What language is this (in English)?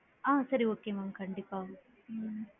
Tamil